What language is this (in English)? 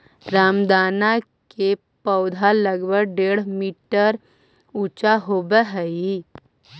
Magahi